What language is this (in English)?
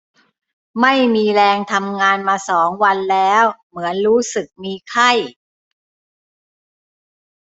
Thai